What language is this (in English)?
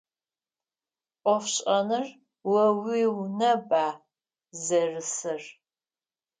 Adyghe